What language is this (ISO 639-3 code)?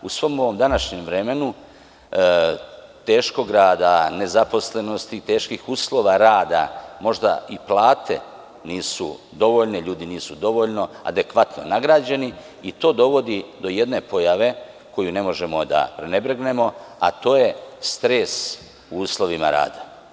srp